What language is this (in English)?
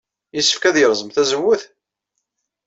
Kabyle